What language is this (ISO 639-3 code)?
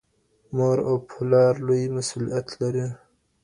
pus